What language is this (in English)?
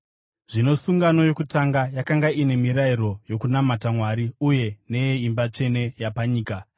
Shona